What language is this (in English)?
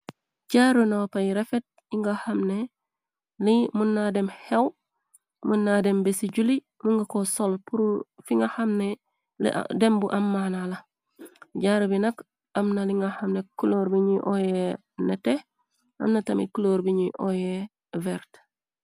Wolof